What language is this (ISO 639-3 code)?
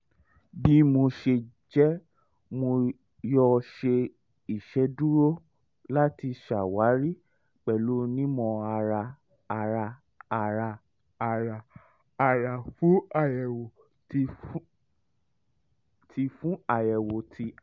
yor